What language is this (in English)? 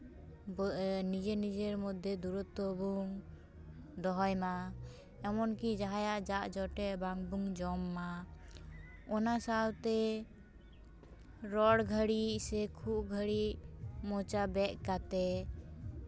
Santali